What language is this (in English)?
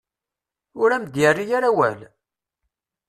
Kabyle